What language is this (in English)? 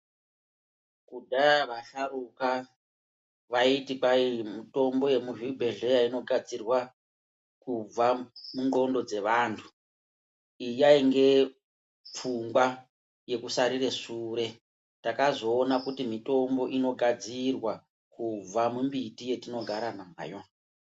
Ndau